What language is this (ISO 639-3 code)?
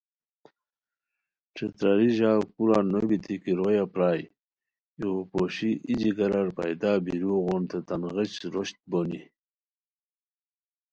khw